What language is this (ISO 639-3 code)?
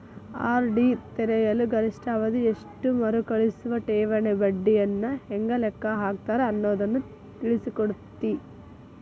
kan